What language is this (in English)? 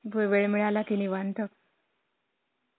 Marathi